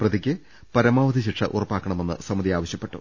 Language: Malayalam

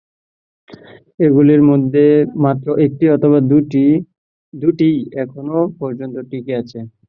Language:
Bangla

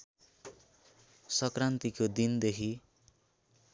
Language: Nepali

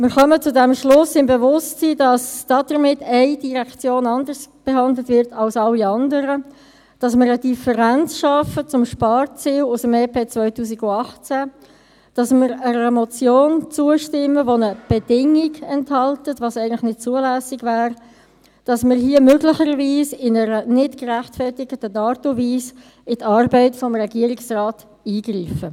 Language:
Swiss German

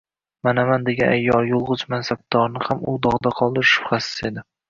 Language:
Uzbek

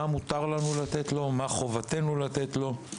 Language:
Hebrew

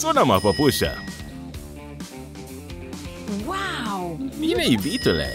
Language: Romanian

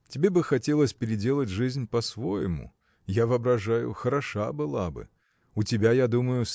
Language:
Russian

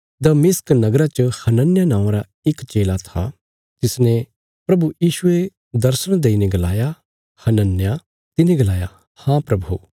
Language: Bilaspuri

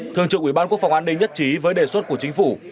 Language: Vietnamese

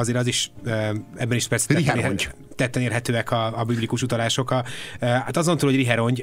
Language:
Hungarian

